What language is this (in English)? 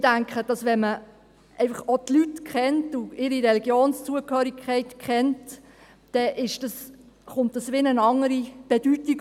Swiss German